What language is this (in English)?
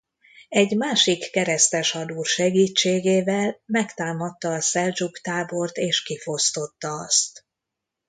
Hungarian